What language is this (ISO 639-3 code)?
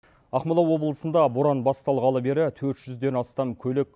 kaz